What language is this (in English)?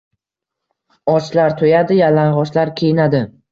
Uzbek